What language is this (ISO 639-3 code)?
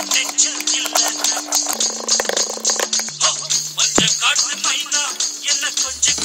ara